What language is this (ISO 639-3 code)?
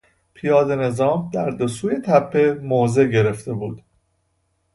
fas